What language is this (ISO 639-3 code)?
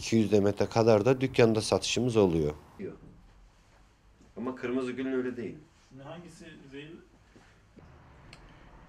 tur